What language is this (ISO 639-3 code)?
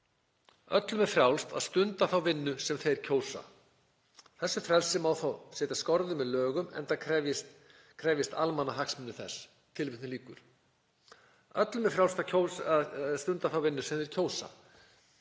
isl